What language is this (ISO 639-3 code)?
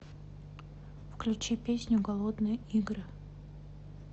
rus